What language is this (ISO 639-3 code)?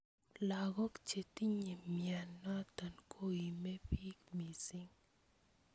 kln